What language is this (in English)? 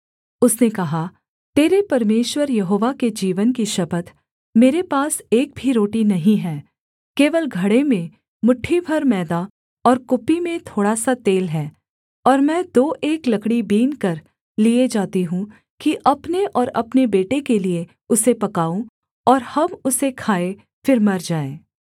Hindi